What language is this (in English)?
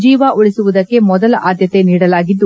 Kannada